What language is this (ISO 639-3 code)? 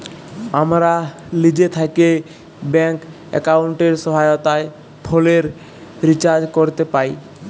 ben